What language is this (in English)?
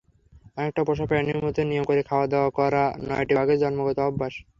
Bangla